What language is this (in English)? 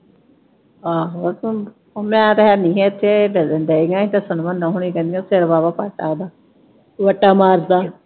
Punjabi